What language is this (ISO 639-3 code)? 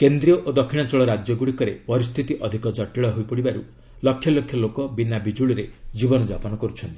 ori